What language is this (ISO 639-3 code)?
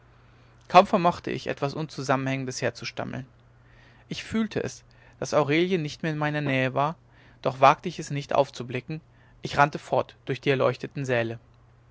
deu